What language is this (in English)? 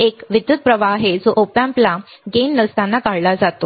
Marathi